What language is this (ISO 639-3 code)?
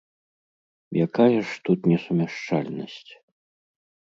bel